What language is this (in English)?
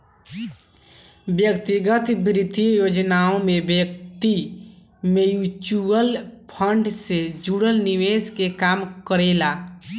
Bhojpuri